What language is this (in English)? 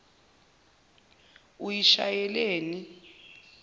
Zulu